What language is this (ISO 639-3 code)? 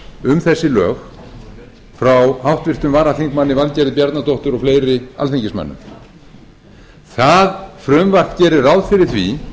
isl